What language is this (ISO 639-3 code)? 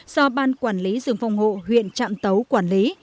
vie